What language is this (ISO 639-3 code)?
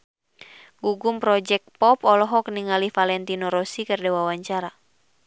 sun